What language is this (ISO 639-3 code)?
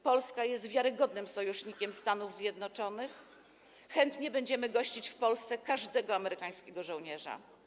pol